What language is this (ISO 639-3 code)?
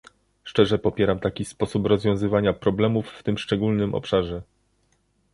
pol